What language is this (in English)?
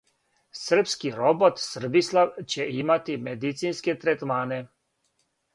Serbian